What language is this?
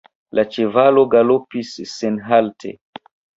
Esperanto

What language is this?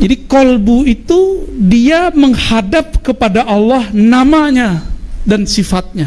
Indonesian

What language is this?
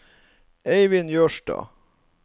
Norwegian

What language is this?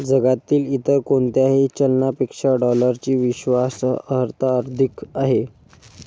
Marathi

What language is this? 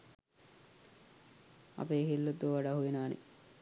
Sinhala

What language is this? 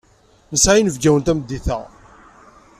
Kabyle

